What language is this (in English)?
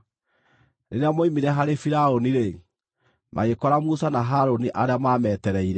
Kikuyu